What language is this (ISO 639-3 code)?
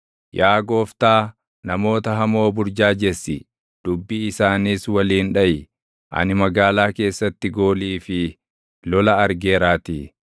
orm